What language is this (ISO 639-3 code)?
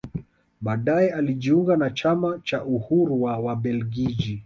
swa